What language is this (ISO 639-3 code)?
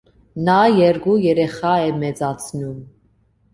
hye